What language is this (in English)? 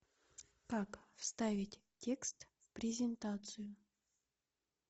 Russian